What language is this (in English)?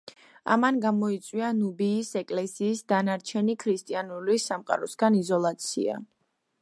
Georgian